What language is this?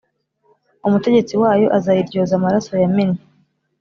Kinyarwanda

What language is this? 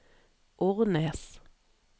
Norwegian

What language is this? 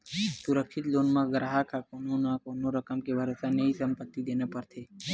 Chhattisgarhi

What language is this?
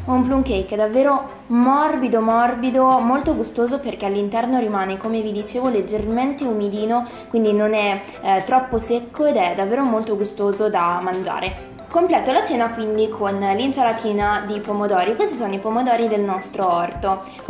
Italian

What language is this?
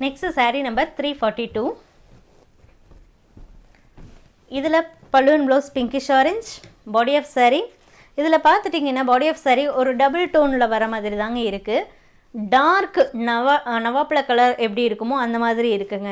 Tamil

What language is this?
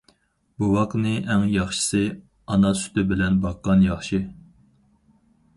Uyghur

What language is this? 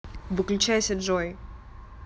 Russian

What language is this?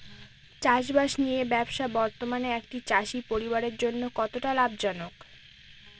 Bangla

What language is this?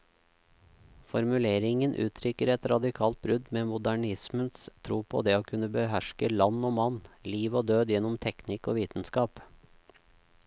Norwegian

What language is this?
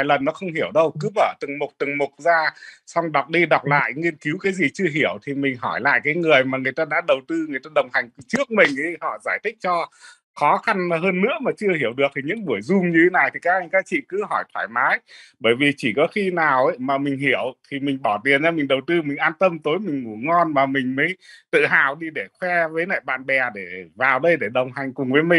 Vietnamese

